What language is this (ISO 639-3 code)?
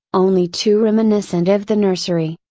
eng